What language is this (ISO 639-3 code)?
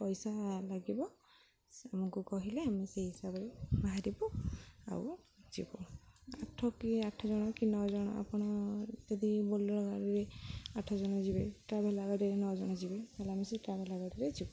ori